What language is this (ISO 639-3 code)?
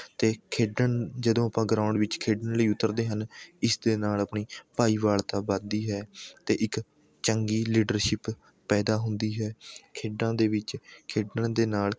pan